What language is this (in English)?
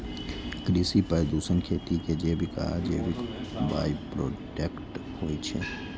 Maithili